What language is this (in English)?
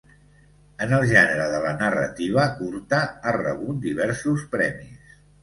Catalan